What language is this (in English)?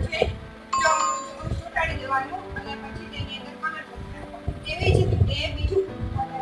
Gujarati